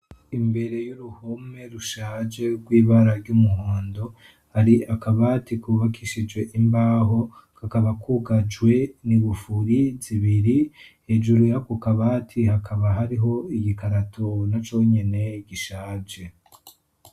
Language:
Rundi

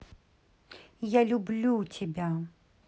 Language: Russian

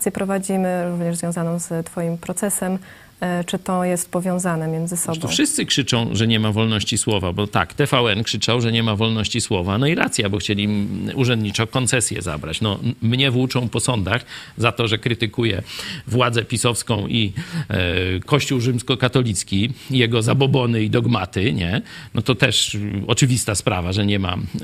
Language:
Polish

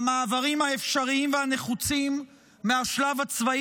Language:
Hebrew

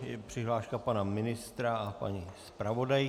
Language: Czech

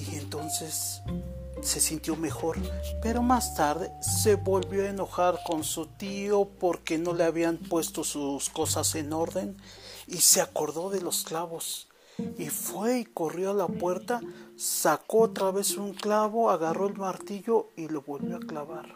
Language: Spanish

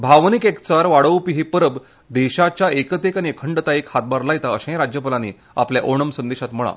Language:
Konkani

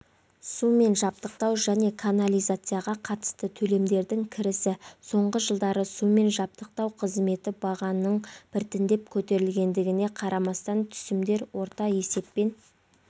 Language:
Kazakh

